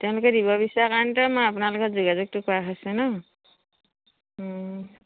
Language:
Assamese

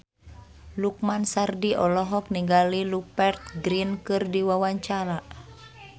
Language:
Sundanese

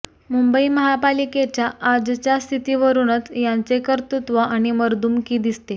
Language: Marathi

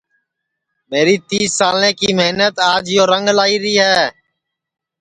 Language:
Sansi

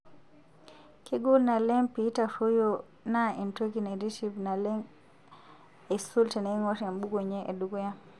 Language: Masai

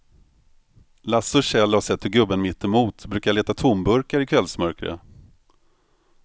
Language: Swedish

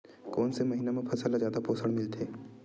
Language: Chhattisgarhi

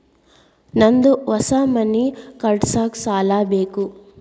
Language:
Kannada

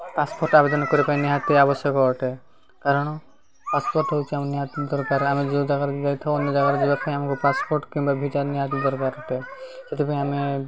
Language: Odia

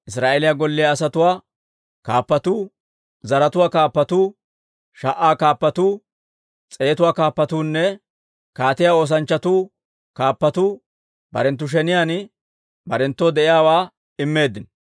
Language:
Dawro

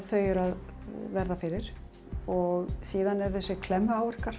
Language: Icelandic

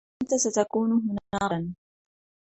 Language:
Arabic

